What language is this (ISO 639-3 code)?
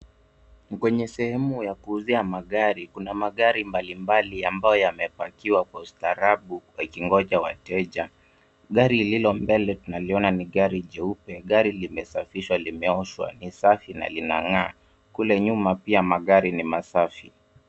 swa